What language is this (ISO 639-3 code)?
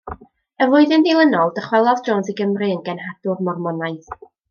cym